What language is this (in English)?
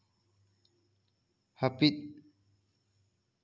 Santali